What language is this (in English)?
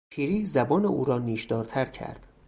Persian